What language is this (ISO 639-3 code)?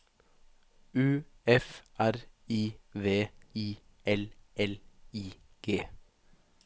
nor